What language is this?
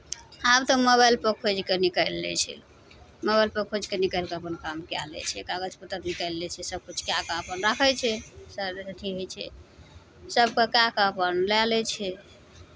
Maithili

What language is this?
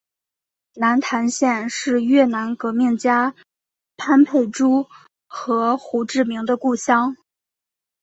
Chinese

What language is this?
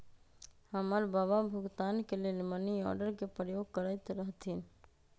Magahi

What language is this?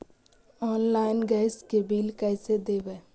Magahi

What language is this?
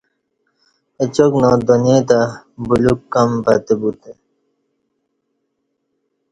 Kati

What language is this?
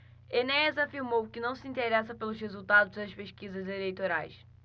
Portuguese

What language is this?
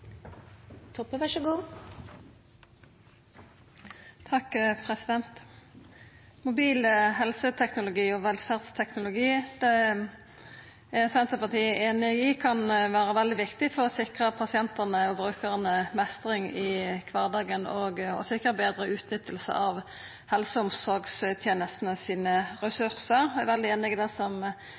Norwegian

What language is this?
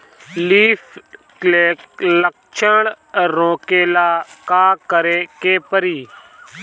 Bhojpuri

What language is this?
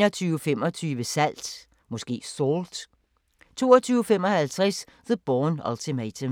Danish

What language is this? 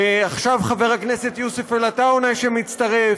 Hebrew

